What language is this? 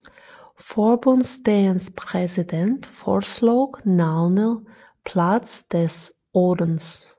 Danish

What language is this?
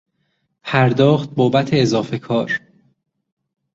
Persian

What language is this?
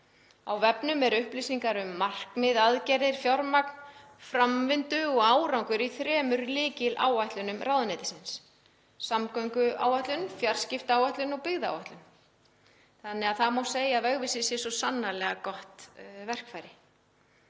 Icelandic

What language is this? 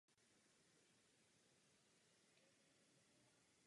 Czech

